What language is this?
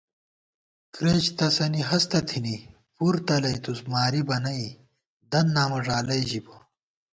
Gawar-Bati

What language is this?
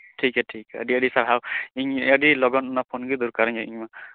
Santali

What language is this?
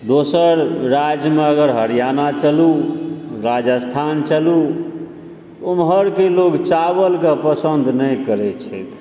Maithili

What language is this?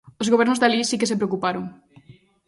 Galician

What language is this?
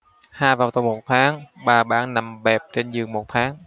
Vietnamese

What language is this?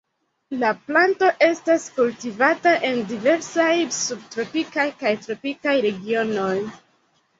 Esperanto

